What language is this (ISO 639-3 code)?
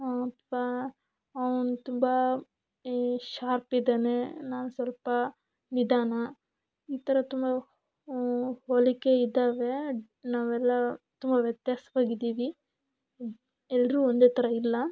kan